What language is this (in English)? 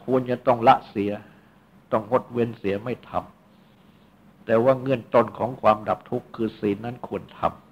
Thai